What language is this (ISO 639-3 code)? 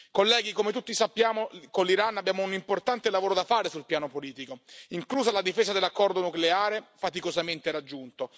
ita